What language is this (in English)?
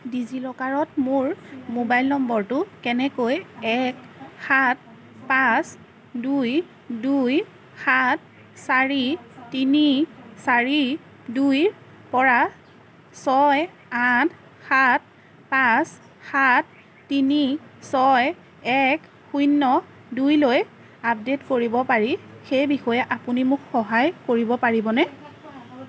Assamese